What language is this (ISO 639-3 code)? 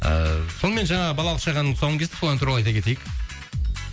kaz